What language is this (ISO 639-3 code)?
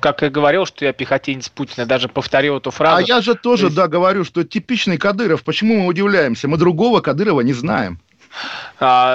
rus